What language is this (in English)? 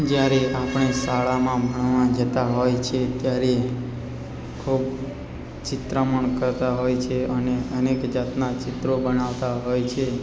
Gujarati